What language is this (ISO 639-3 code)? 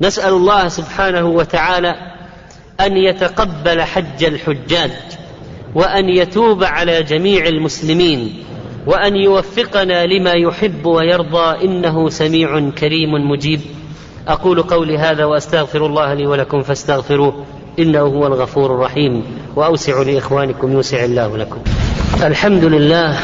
ara